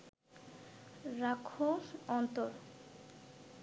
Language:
Bangla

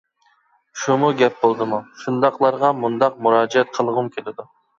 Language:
Uyghur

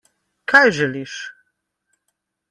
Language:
Slovenian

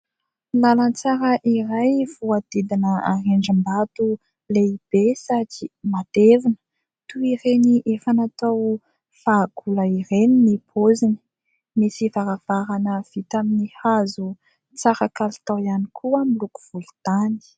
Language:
Malagasy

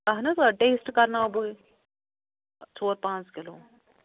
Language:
Kashmiri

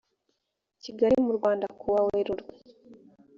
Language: Kinyarwanda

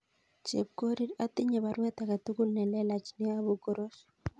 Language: Kalenjin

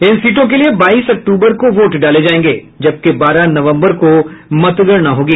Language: Hindi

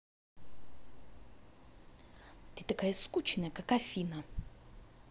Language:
Russian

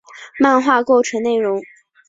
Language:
Chinese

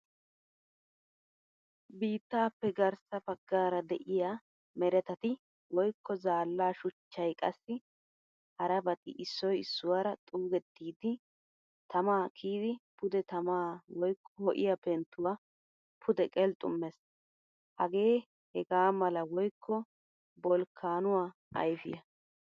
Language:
Wolaytta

